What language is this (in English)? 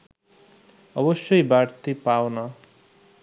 Bangla